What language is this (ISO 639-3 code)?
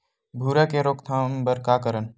hne